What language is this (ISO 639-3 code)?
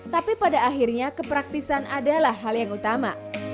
ind